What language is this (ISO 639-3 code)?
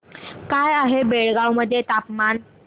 mar